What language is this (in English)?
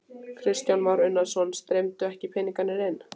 Icelandic